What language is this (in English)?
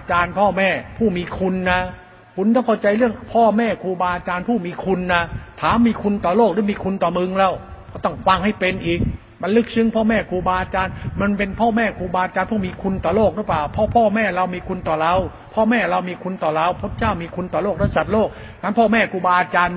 Thai